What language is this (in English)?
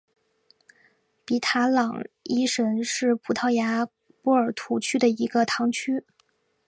Chinese